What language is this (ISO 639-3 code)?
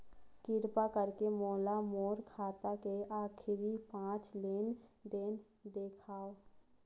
hne